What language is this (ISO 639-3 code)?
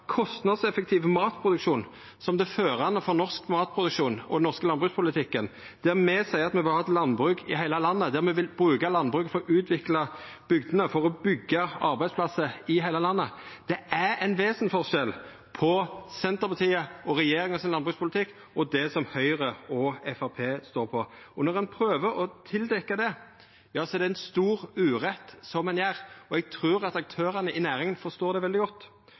nno